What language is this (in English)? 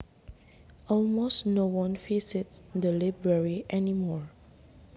Javanese